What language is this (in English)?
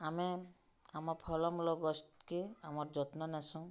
Odia